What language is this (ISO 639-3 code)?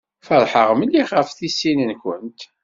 kab